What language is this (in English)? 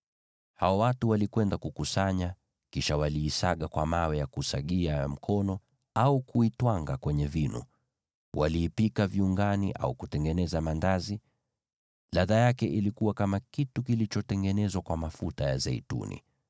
Swahili